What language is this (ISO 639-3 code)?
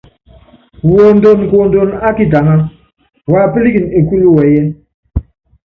yav